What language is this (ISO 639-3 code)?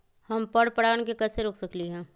mag